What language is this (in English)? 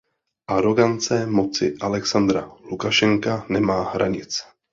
Czech